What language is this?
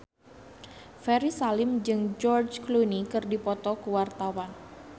Sundanese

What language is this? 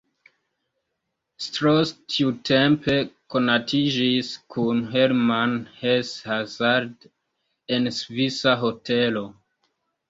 Esperanto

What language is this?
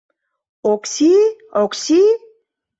Mari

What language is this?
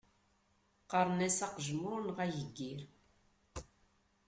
Kabyle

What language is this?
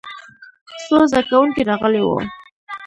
Pashto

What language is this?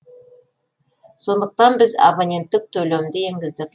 Kazakh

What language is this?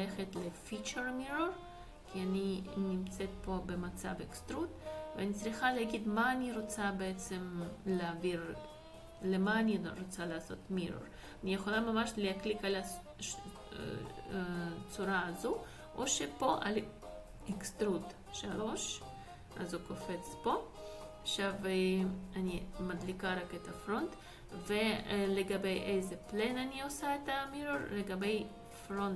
Hebrew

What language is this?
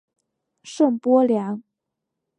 Chinese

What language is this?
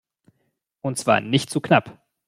German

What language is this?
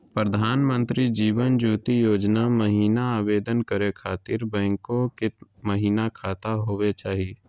Magahi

